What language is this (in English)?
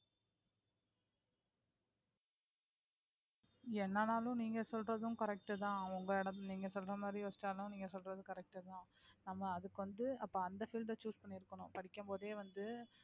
Tamil